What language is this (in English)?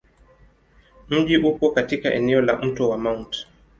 Swahili